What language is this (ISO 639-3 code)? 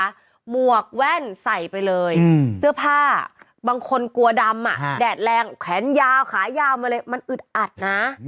tha